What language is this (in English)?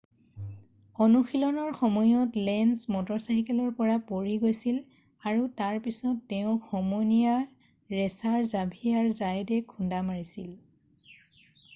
Assamese